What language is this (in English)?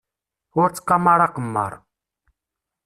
Kabyle